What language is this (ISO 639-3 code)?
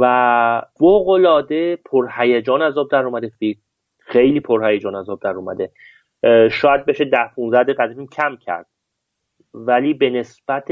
fas